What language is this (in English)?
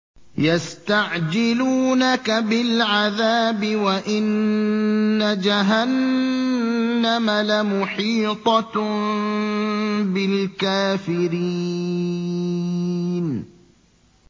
Arabic